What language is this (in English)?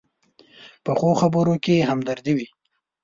Pashto